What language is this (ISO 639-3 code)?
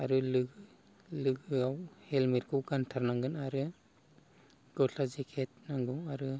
brx